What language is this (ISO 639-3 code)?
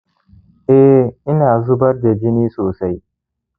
hau